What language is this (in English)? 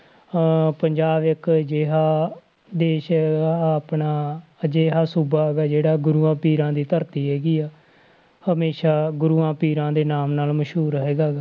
Punjabi